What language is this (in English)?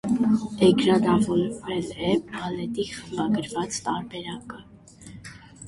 Armenian